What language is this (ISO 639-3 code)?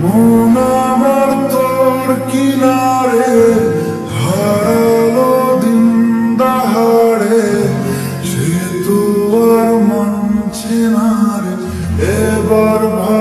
ron